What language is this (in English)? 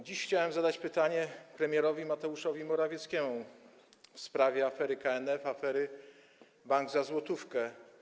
Polish